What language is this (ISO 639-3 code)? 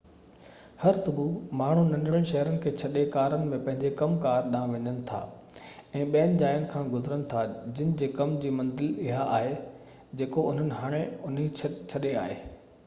snd